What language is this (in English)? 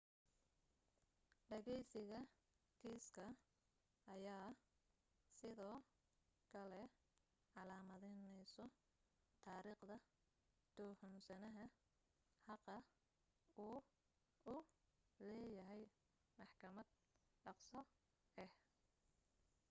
Somali